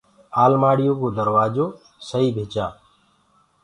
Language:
Gurgula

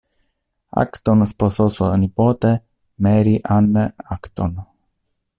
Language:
Italian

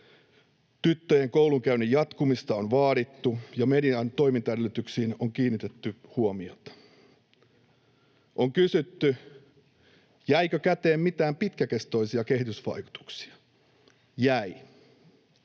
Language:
Finnish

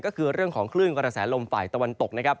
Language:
Thai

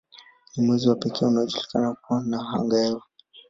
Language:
Swahili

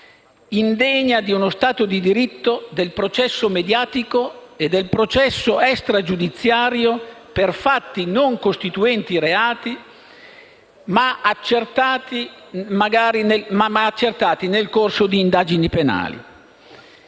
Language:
Italian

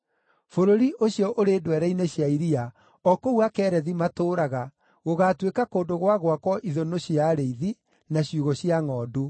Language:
Kikuyu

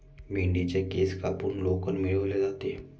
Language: Marathi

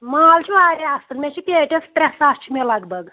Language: Kashmiri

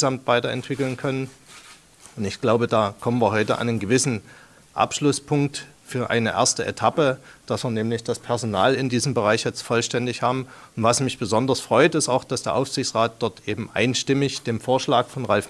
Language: German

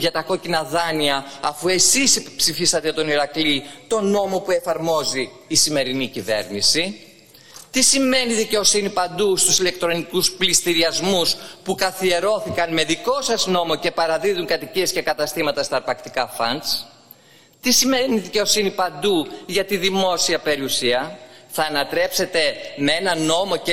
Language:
Greek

